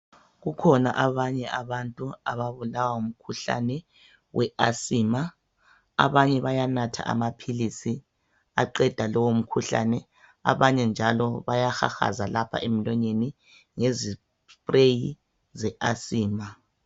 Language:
North Ndebele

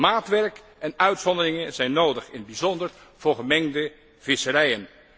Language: Dutch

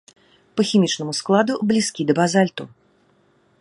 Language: Belarusian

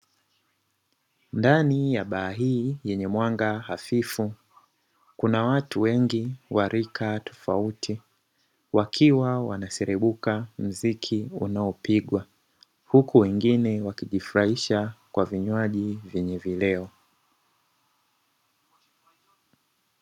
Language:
Swahili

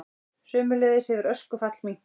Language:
Icelandic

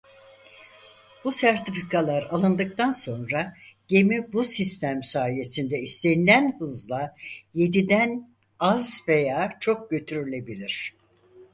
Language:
Turkish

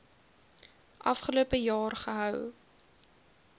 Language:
Afrikaans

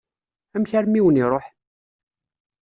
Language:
Kabyle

